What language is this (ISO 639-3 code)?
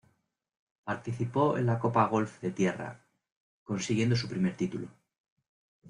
spa